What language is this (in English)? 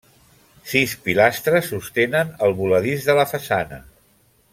Catalan